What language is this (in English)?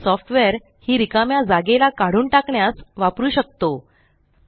Marathi